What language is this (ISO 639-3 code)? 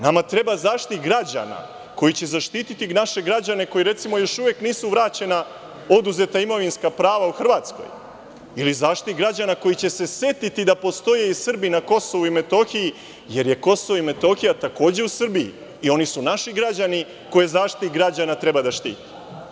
srp